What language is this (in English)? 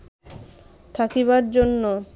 Bangla